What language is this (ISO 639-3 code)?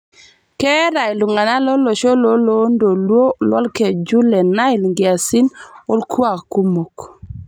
mas